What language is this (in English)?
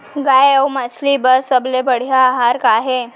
Chhattisgarhi